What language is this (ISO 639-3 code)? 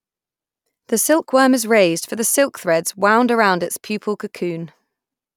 eng